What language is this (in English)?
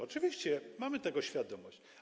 Polish